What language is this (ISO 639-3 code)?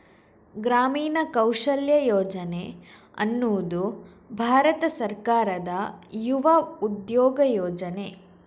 kan